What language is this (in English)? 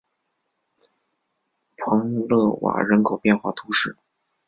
Chinese